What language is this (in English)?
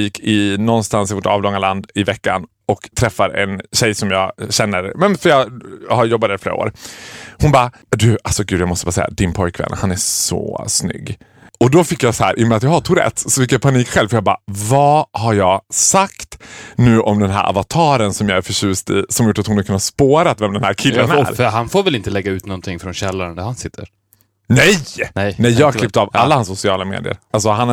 Swedish